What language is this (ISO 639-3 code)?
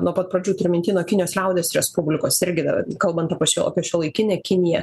lit